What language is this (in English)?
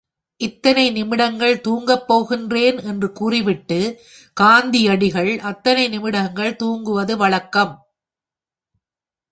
Tamil